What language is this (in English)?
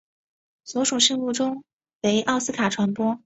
Chinese